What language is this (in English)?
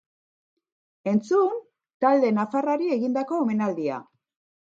Basque